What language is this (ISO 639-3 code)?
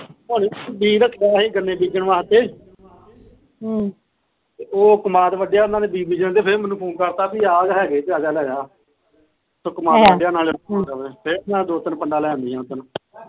pan